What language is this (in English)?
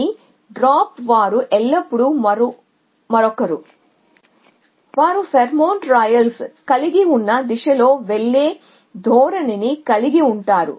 Telugu